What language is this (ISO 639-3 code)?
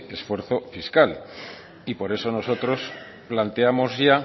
spa